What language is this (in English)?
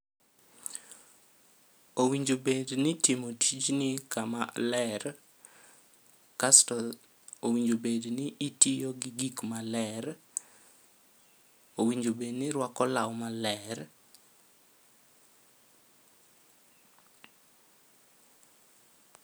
Luo (Kenya and Tanzania)